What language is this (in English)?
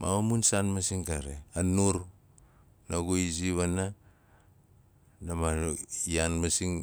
Nalik